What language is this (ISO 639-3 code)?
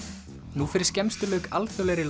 isl